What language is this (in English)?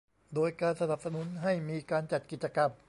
Thai